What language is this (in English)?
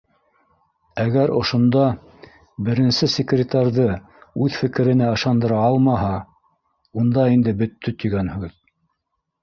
Bashkir